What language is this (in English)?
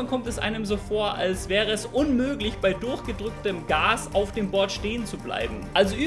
German